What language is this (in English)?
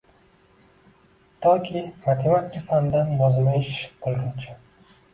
Uzbek